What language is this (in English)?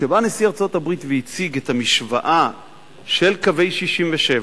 Hebrew